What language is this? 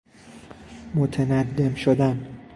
Persian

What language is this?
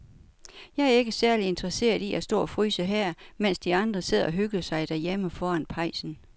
Danish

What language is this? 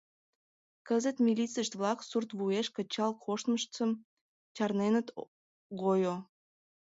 Mari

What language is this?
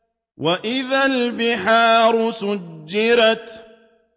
Arabic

